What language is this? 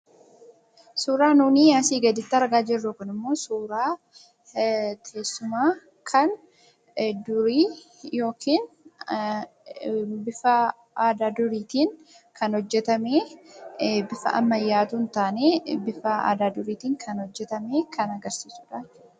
Oromo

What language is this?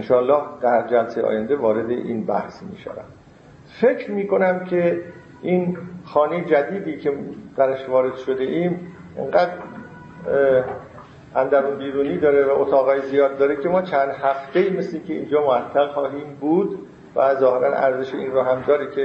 Persian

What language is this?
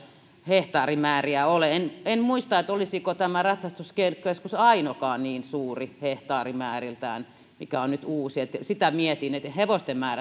Finnish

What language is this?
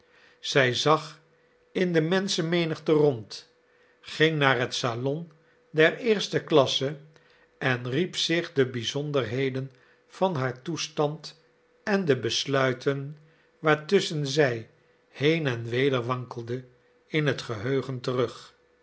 Dutch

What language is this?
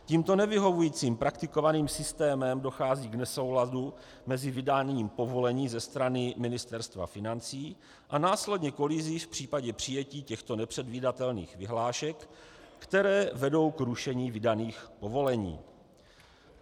Czech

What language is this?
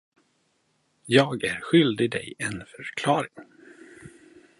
Swedish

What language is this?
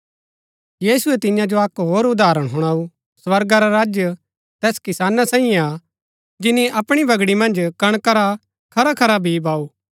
Gaddi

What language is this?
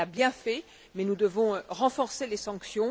French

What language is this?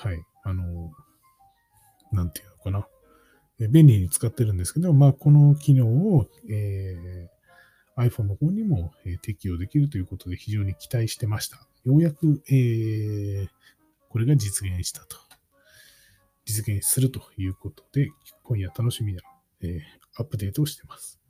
Japanese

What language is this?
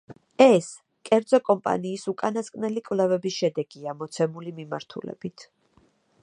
Georgian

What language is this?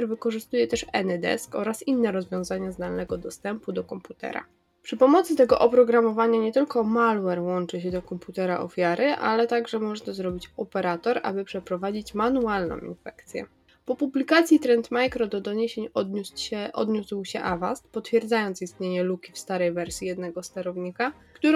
Polish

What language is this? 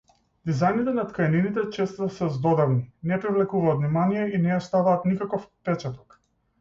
Macedonian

